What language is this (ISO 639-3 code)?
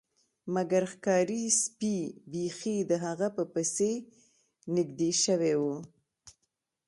pus